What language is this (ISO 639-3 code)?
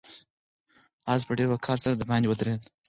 pus